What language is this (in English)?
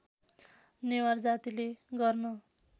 Nepali